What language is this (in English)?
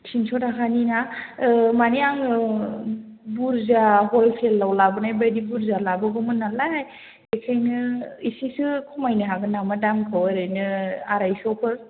Bodo